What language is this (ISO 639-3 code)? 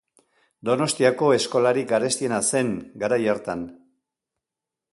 eus